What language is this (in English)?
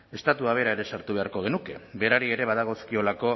Basque